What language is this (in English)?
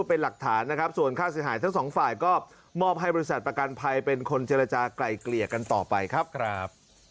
Thai